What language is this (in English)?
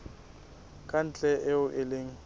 Southern Sotho